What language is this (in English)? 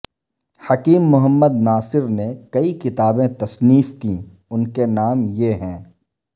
Urdu